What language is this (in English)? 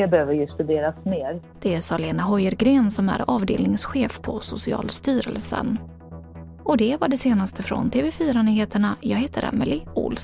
Swedish